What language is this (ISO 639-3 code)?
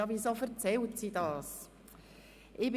gsw